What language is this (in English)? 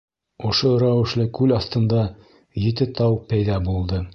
Bashkir